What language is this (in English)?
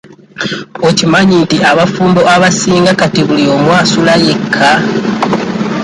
Ganda